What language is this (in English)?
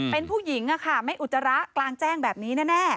Thai